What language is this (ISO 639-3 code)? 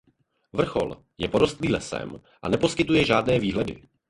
ces